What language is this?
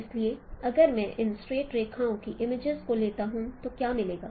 Hindi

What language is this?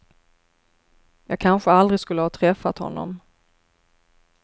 Swedish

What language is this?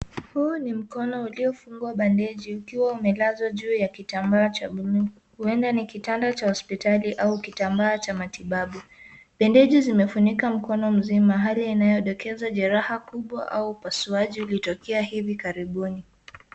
Swahili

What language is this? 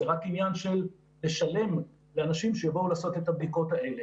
Hebrew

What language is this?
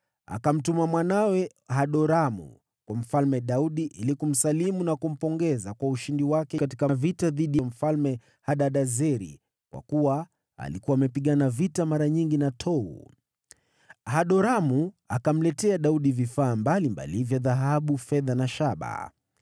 Swahili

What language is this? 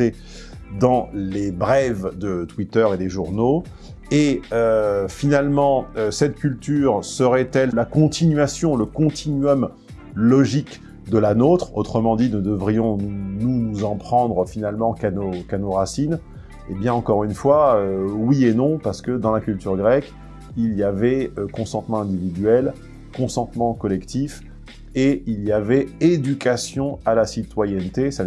French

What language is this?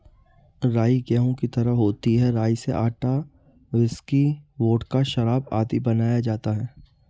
Hindi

